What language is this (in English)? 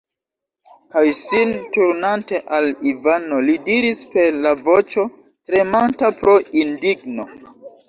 Esperanto